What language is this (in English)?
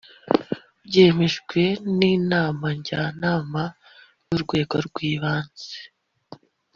Kinyarwanda